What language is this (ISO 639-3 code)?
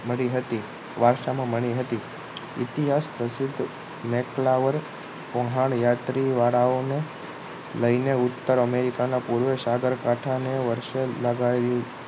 guj